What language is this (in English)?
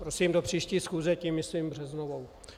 Czech